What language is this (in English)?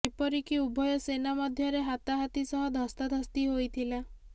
Odia